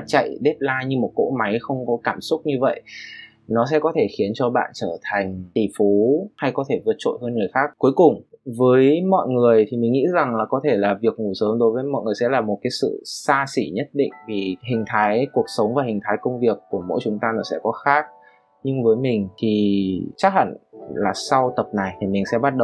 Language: Vietnamese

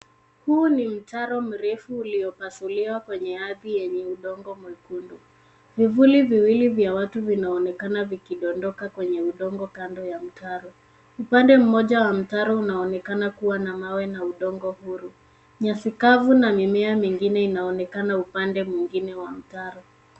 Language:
Swahili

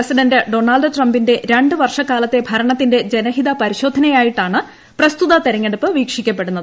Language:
Malayalam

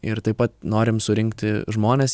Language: Lithuanian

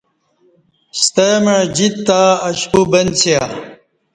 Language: Kati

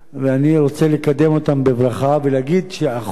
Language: Hebrew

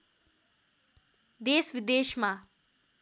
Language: Nepali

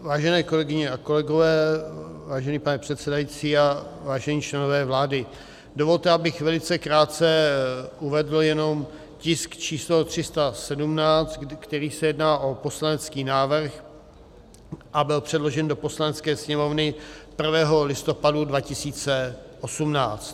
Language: Czech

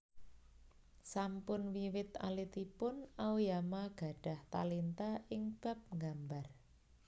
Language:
Javanese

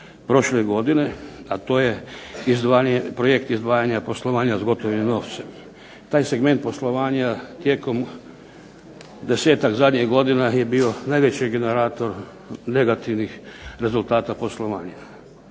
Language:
Croatian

